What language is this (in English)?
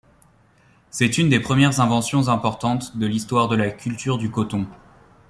French